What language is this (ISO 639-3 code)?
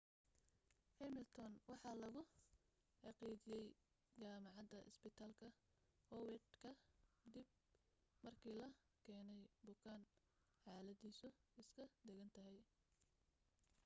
som